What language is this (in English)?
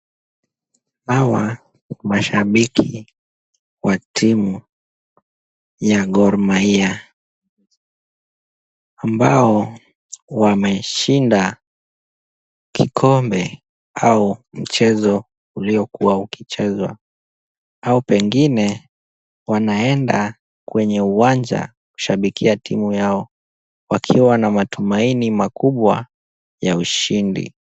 Swahili